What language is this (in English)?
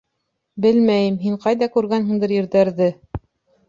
Bashkir